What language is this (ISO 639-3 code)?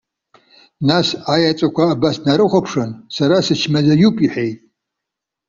abk